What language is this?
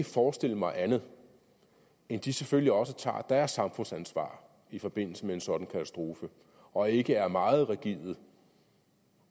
Danish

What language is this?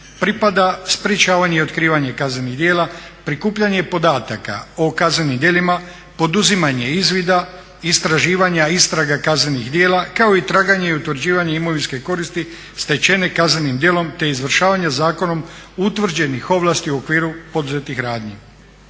Croatian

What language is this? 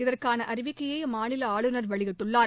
Tamil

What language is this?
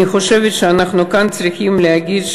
Hebrew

